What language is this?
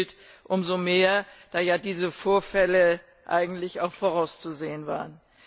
German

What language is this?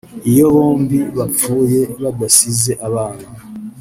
Kinyarwanda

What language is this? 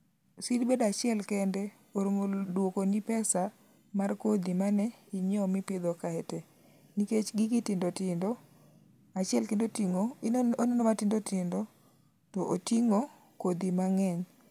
Luo (Kenya and Tanzania)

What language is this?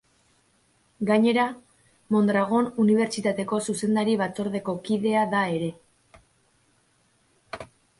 Basque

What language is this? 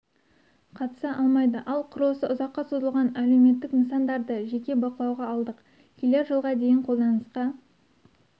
Kazakh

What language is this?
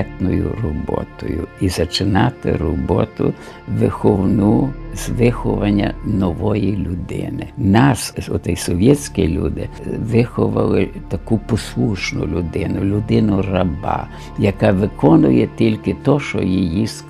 Ukrainian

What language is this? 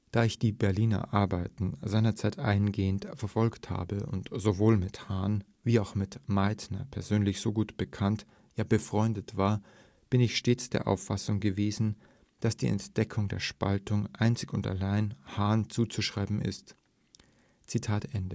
German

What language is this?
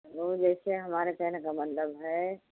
Hindi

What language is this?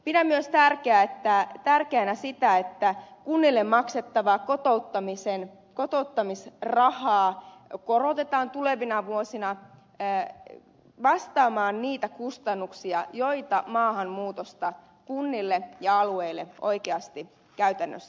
Finnish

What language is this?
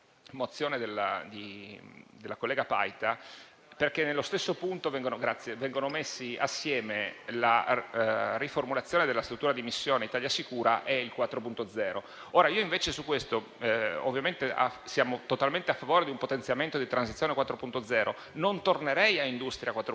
Italian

